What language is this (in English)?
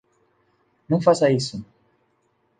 Portuguese